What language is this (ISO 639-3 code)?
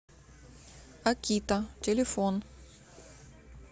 rus